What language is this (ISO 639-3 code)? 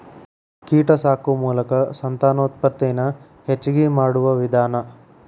kan